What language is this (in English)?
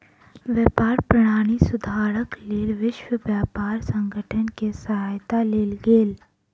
Maithili